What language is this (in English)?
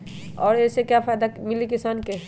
Magahi